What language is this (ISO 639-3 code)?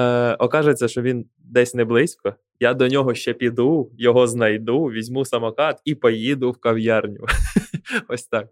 ukr